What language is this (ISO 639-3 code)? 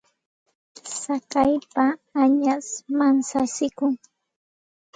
qxt